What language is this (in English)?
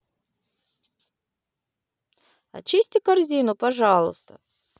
Russian